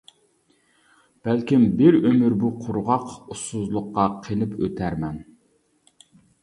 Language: Uyghur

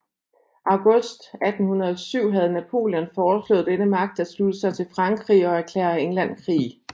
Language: Danish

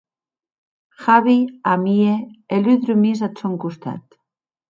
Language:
Occitan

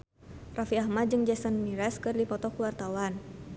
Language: Sundanese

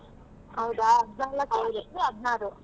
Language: Kannada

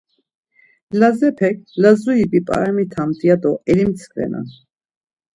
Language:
Laz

